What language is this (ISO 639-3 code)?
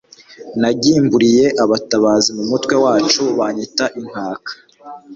kin